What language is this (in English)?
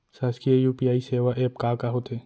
Chhattisgarhi